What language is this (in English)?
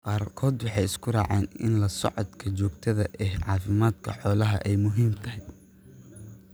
Somali